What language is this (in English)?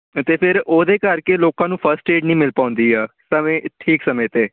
Punjabi